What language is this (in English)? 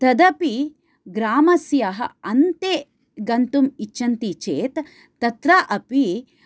Sanskrit